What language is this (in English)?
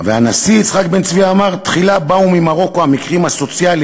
Hebrew